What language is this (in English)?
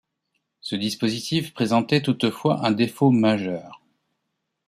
French